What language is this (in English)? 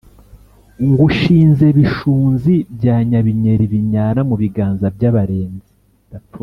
Kinyarwanda